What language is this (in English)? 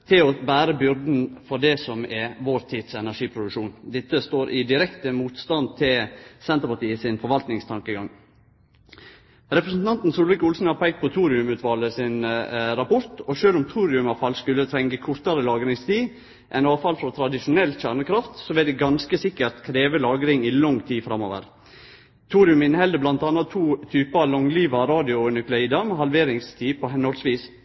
Norwegian Nynorsk